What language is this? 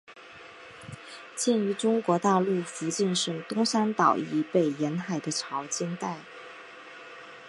Chinese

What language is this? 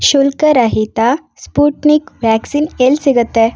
Kannada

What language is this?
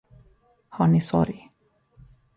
Swedish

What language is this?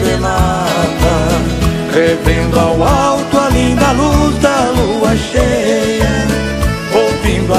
Portuguese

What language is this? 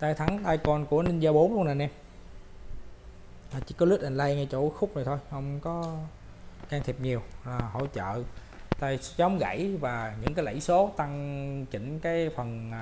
Vietnamese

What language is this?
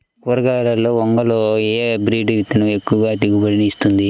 Telugu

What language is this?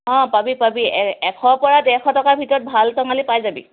Assamese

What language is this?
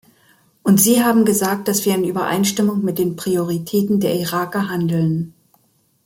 German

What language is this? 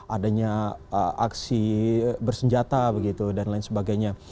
Indonesian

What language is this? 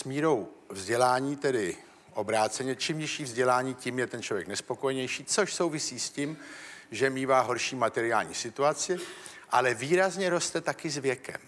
Czech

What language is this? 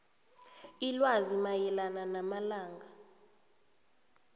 South Ndebele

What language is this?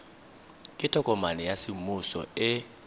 Tswana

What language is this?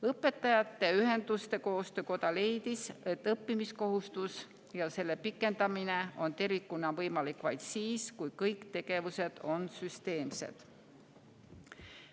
Estonian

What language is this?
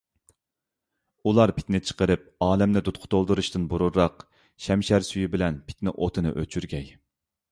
Uyghur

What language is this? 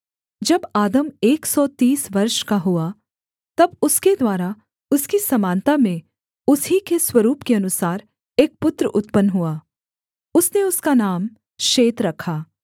Hindi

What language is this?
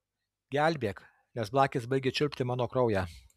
Lithuanian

